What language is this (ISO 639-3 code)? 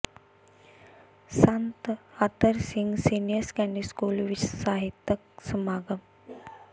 pan